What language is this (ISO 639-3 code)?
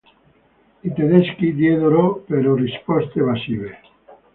ita